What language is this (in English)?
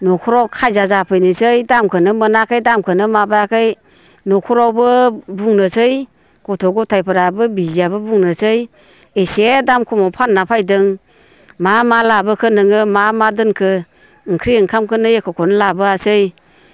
Bodo